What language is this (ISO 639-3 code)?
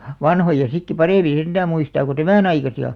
fin